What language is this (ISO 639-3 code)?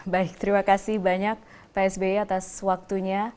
ind